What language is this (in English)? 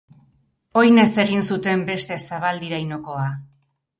Basque